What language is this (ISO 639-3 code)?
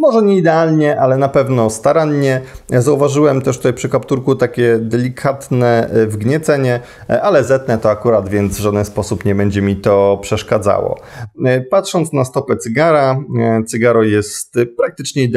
pol